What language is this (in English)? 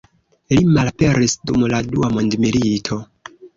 Esperanto